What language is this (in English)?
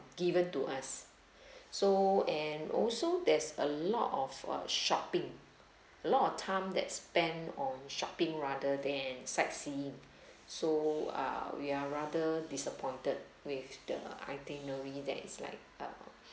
English